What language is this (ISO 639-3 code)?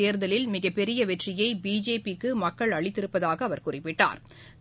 tam